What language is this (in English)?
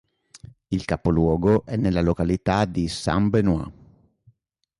Italian